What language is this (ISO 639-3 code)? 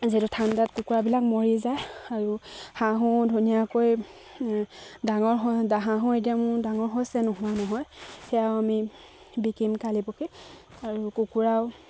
asm